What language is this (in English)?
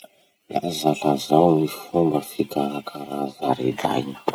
Masikoro Malagasy